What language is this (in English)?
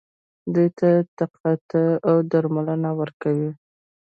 Pashto